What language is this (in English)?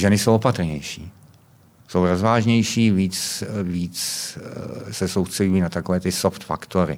Czech